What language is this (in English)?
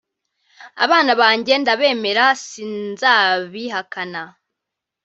Kinyarwanda